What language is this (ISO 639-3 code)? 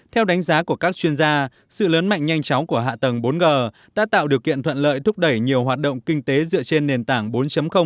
vie